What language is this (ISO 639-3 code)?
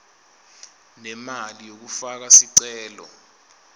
ssw